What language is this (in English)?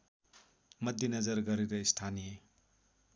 Nepali